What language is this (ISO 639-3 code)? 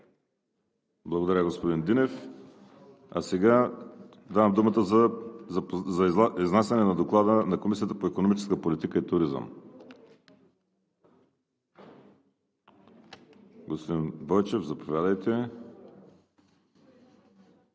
bul